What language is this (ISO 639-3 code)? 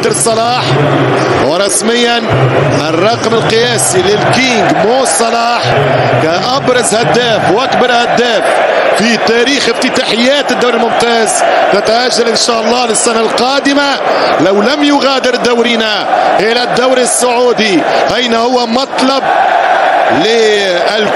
ara